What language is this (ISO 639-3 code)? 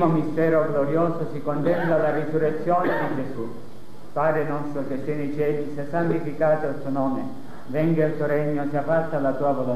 ita